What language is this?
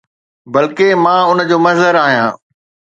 Sindhi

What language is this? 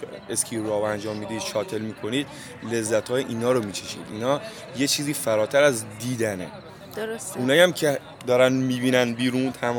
Persian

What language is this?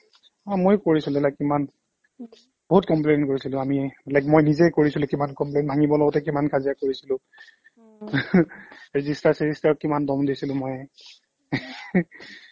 Assamese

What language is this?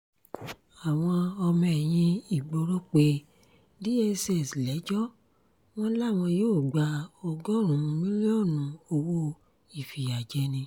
Yoruba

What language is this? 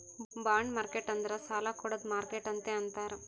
Kannada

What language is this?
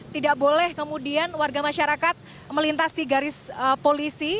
Indonesian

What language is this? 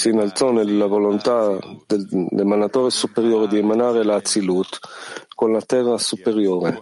Italian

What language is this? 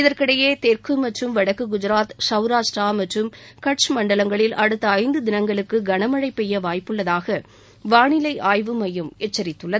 Tamil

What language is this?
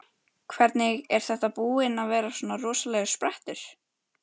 Icelandic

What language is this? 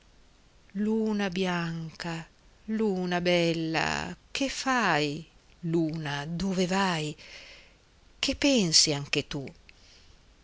Italian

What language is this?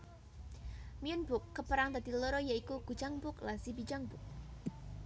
Javanese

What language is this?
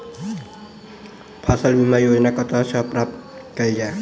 Maithili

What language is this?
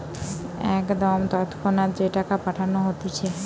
Bangla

